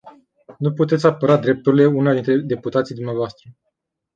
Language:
Romanian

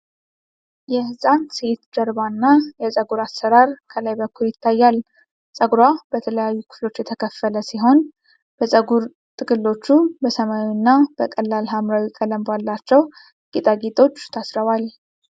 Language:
Amharic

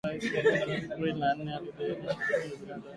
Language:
Swahili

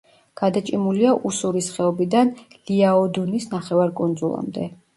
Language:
Georgian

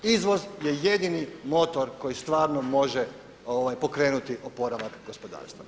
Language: Croatian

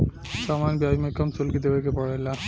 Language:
Bhojpuri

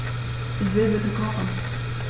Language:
German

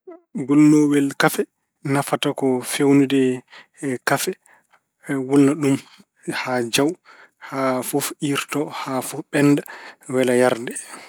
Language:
Fula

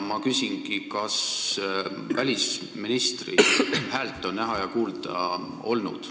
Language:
Estonian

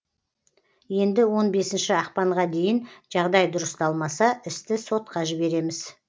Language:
Kazakh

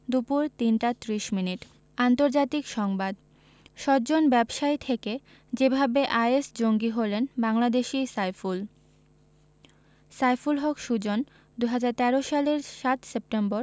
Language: Bangla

